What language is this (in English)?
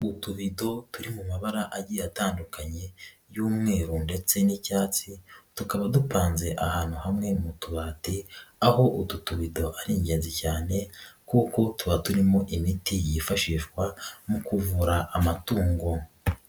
Kinyarwanda